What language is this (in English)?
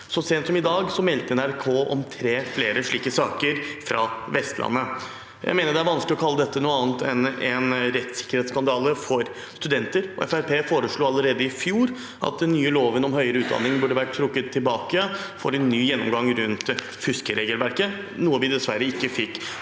Norwegian